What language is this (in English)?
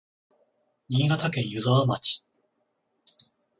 Japanese